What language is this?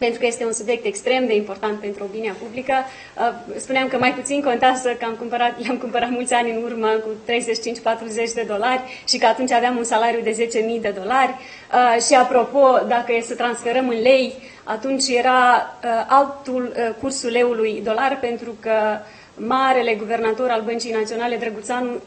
Romanian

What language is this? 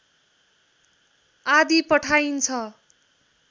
Nepali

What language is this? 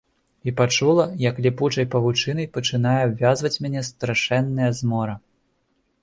Belarusian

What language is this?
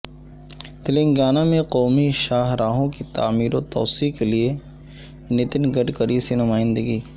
Urdu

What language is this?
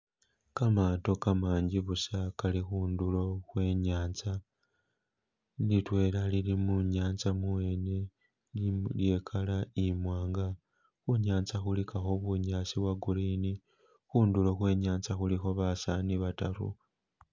Masaaba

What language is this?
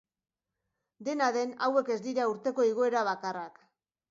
Basque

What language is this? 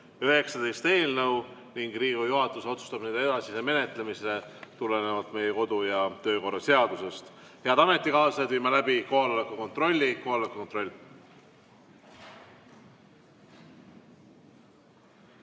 Estonian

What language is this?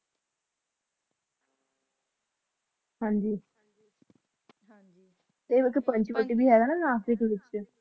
Punjabi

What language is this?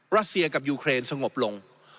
Thai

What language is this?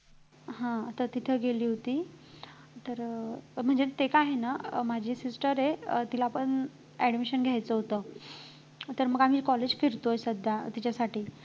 Marathi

